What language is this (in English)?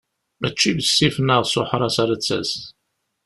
Kabyle